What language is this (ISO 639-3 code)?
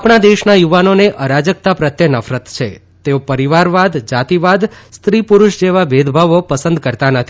guj